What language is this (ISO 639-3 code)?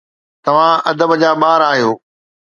snd